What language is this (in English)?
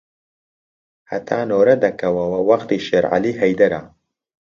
Central Kurdish